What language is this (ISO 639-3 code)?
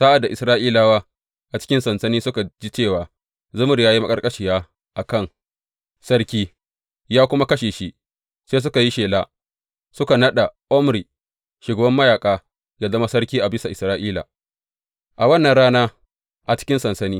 hau